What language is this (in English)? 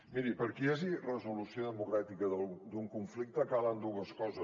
Catalan